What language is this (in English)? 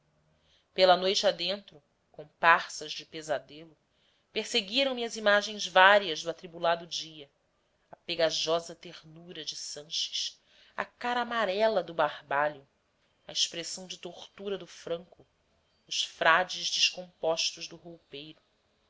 Portuguese